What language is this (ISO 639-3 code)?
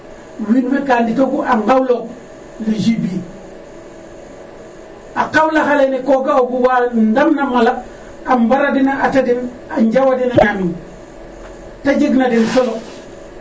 srr